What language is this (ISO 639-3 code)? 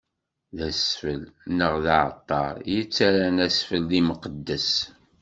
kab